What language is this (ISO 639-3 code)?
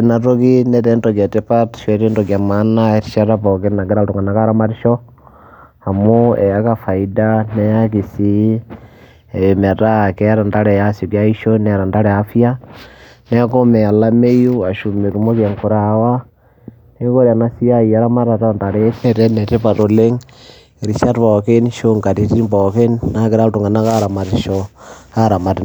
mas